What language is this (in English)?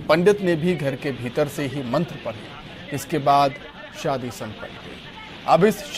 Hindi